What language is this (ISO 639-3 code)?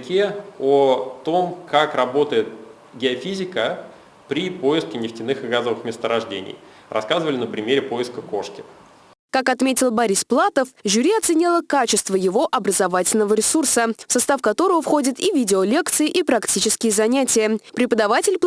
rus